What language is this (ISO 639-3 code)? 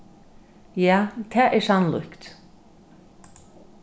fao